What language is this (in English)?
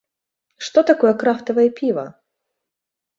Belarusian